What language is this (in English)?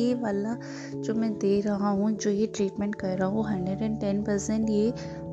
Hindi